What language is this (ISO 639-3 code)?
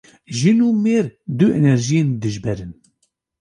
kur